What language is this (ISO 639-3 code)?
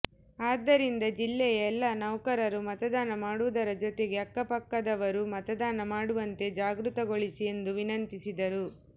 kan